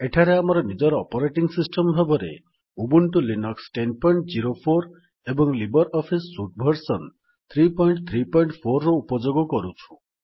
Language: Odia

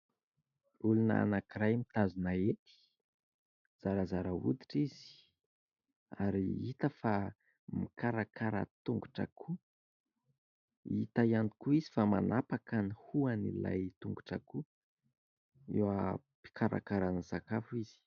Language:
Malagasy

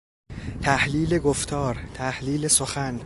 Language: Persian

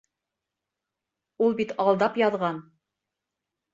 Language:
Bashkir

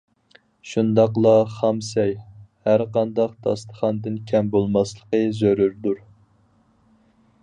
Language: Uyghur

